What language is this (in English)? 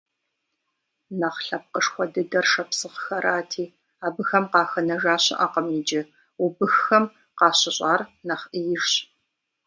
Kabardian